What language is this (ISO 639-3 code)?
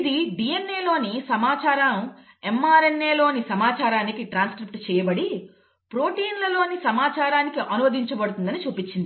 tel